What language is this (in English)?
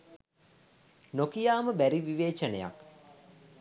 Sinhala